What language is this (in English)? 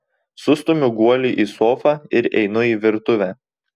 Lithuanian